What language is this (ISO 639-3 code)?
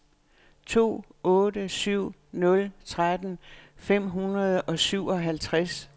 dan